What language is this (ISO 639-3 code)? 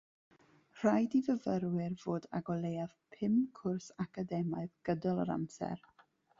cym